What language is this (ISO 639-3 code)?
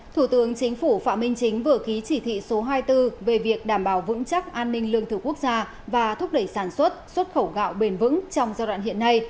vie